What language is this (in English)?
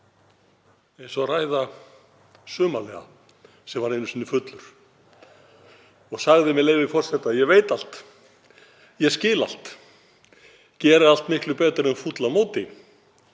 Icelandic